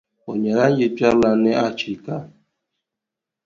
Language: Dagbani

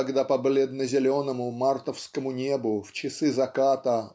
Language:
Russian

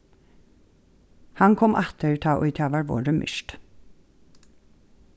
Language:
Faroese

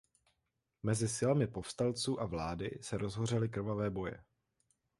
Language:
Czech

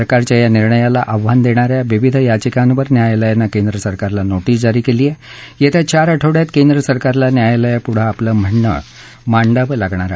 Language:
Marathi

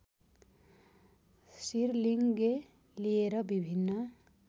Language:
Nepali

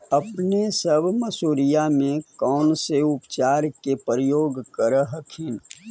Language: Magahi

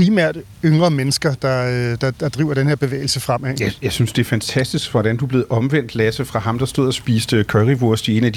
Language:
Danish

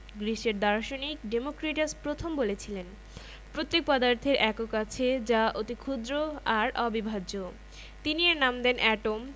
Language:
Bangla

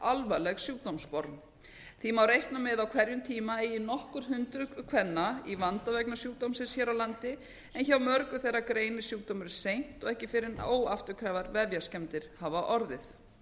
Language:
Icelandic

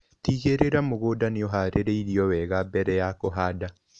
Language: Kikuyu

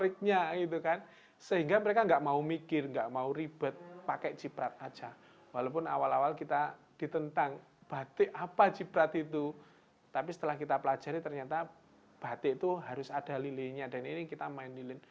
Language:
Indonesian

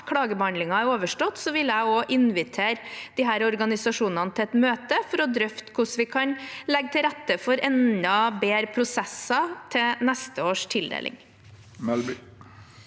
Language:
Norwegian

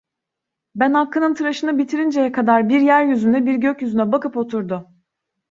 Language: Turkish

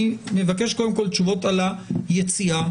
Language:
Hebrew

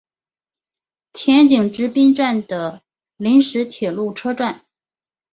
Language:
Chinese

